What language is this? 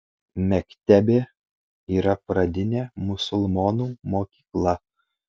Lithuanian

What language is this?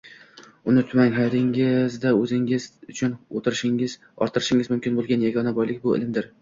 Uzbek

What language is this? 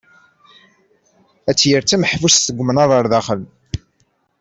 Kabyle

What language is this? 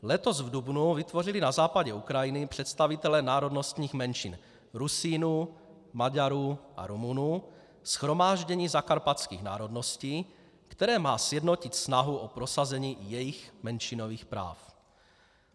Czech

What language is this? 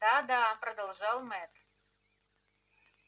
Russian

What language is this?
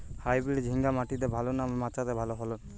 Bangla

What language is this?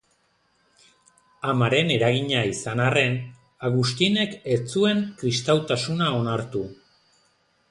Basque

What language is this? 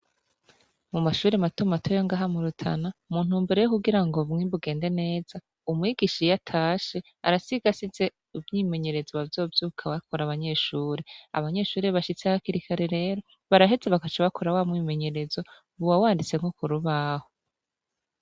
Rundi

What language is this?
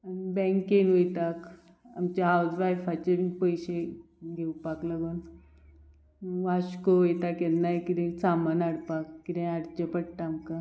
Konkani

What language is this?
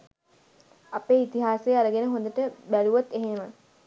Sinhala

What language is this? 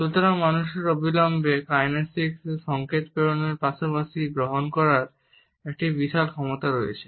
Bangla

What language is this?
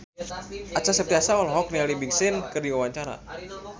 Sundanese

